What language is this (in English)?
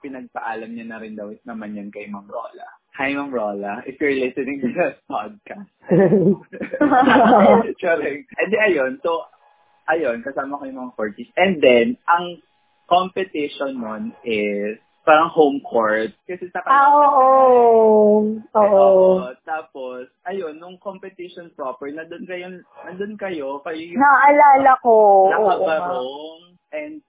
Filipino